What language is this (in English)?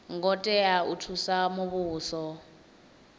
Venda